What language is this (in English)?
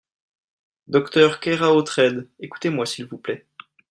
French